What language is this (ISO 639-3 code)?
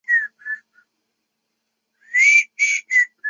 zho